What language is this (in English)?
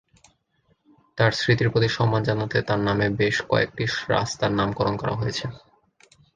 Bangla